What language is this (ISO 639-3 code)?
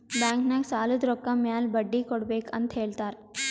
kan